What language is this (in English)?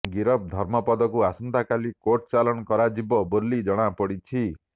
Odia